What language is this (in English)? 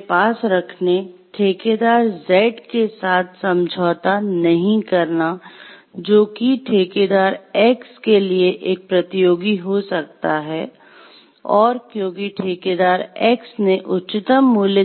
Hindi